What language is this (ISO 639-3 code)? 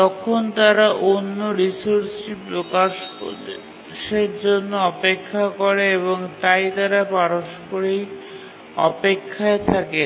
ben